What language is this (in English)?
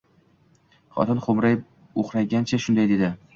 Uzbek